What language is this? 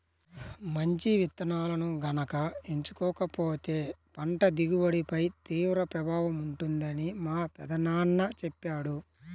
Telugu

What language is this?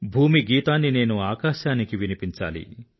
Telugu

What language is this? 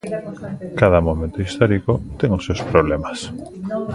Galician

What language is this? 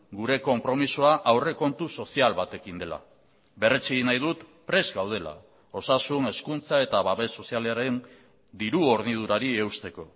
Basque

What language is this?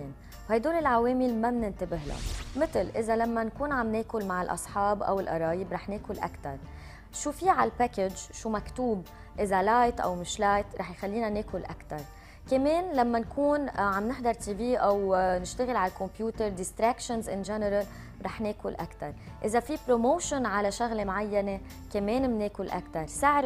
Arabic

